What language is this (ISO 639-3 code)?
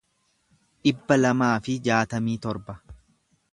orm